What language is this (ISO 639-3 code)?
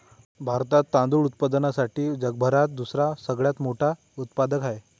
mar